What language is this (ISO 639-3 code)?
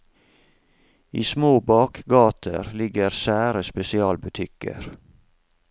nor